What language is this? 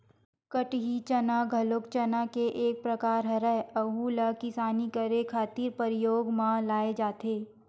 Chhattisgarhi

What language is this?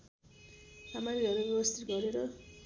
Nepali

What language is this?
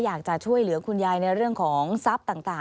Thai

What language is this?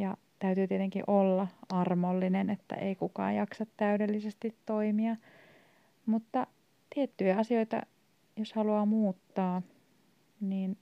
Finnish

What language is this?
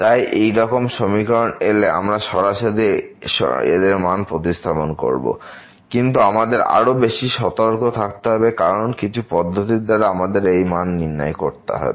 Bangla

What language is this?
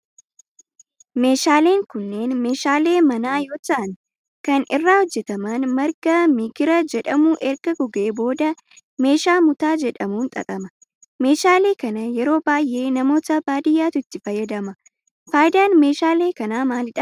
Oromo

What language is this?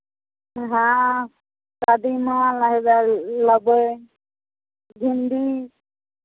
Maithili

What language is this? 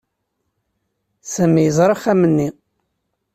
Kabyle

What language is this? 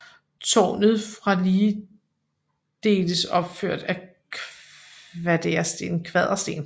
Danish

